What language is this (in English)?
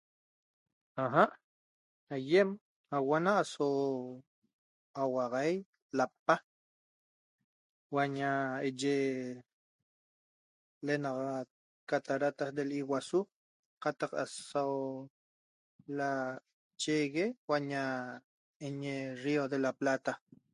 Toba